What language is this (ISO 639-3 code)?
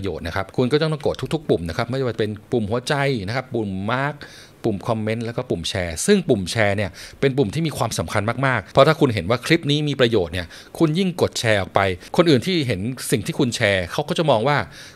tha